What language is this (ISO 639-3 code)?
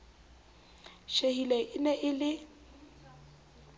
sot